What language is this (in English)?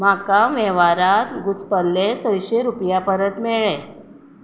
Konkani